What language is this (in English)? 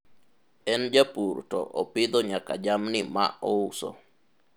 Luo (Kenya and Tanzania)